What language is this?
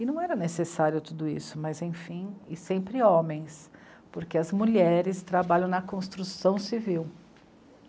Portuguese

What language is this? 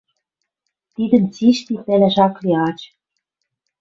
Western Mari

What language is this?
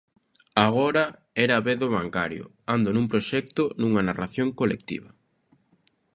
Galician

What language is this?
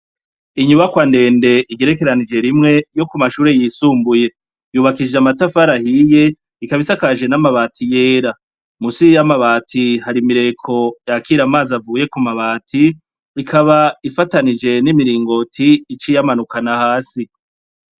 Rundi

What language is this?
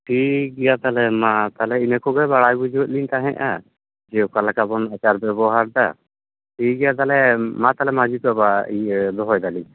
Santali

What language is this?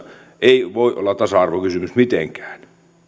Finnish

